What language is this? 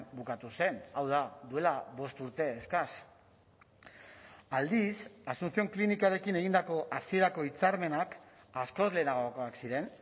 Basque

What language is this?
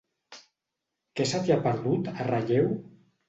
Catalan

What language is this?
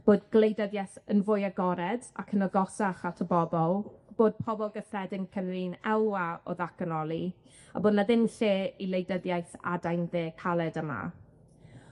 Welsh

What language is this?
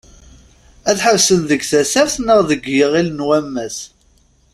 Kabyle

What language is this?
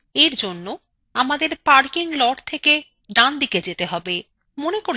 Bangla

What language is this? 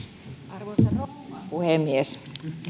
Finnish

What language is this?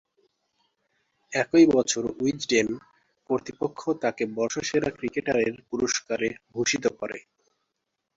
Bangla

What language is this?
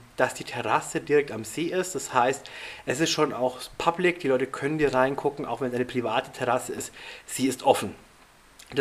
German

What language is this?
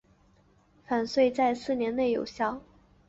Chinese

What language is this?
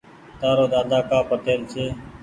Goaria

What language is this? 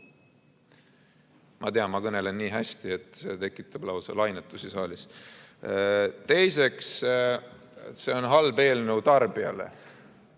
Estonian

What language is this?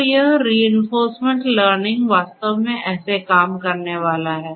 Hindi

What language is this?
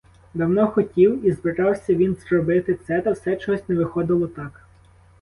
Ukrainian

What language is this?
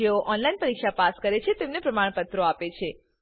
Gujarati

